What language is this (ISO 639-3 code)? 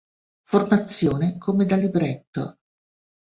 ita